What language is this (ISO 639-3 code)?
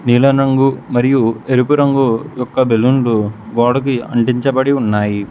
tel